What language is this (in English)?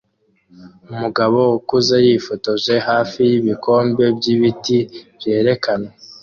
Kinyarwanda